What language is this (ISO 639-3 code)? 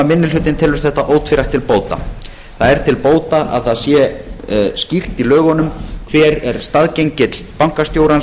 isl